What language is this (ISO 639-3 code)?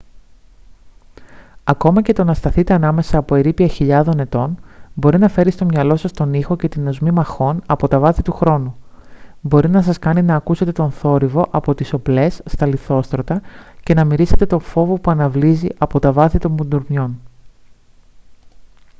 ell